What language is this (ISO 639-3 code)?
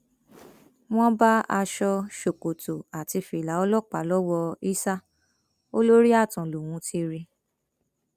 yor